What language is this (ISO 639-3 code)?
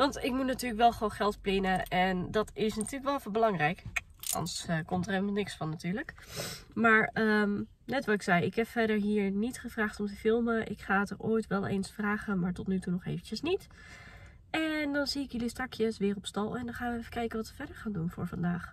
nld